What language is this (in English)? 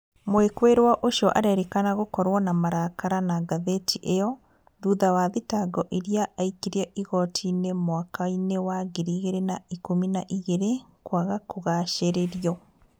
Kikuyu